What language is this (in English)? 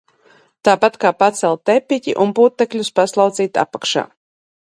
Latvian